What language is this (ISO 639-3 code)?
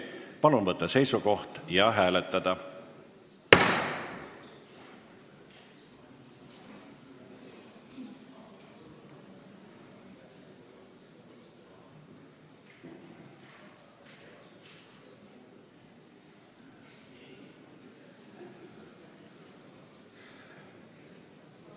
est